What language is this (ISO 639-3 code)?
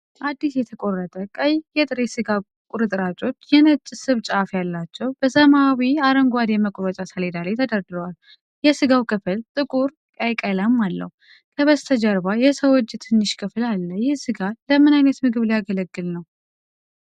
amh